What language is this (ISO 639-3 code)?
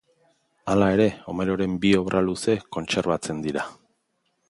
eus